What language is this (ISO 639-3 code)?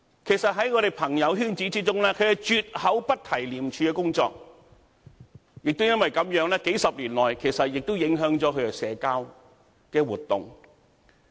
yue